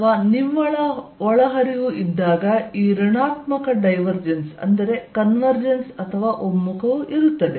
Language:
Kannada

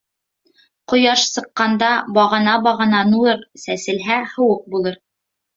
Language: Bashkir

